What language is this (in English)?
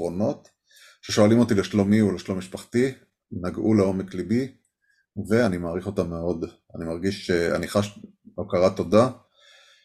Hebrew